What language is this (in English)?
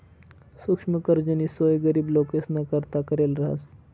Marathi